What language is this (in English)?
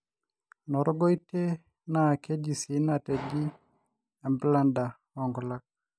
Masai